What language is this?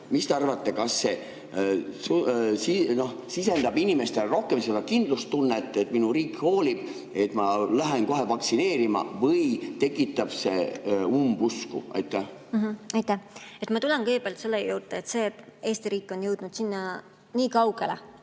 Estonian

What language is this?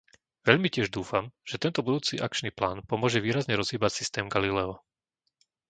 Slovak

